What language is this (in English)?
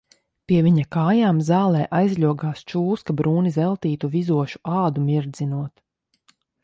Latvian